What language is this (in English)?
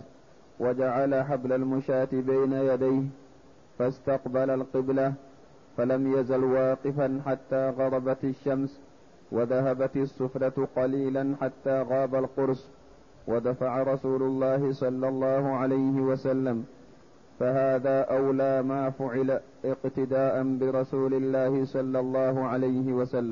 Arabic